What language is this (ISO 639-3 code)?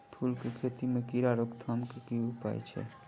mai